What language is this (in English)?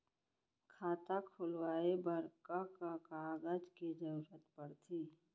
Chhattisgarhi